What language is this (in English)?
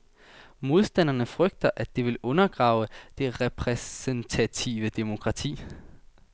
Danish